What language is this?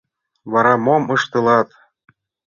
Mari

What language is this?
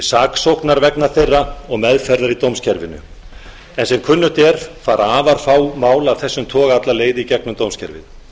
Icelandic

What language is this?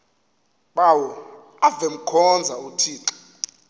Xhosa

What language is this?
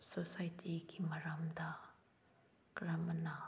Manipuri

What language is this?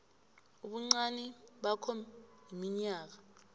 South Ndebele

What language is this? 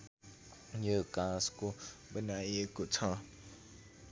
Nepali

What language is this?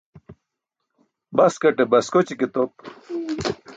Burushaski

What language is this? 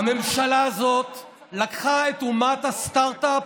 Hebrew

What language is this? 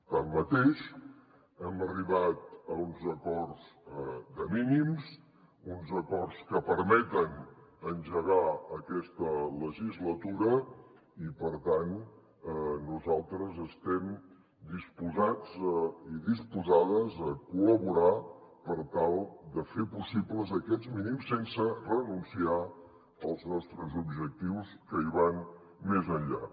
Catalan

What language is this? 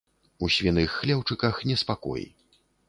Belarusian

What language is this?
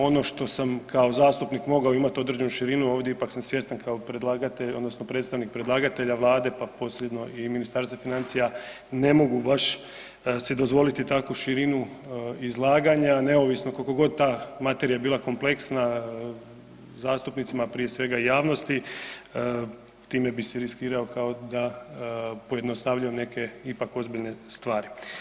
Croatian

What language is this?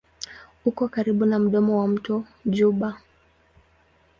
Swahili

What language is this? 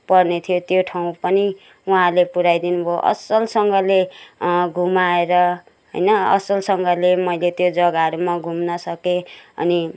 Nepali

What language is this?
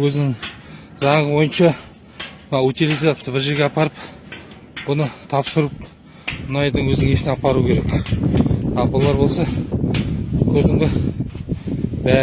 Turkish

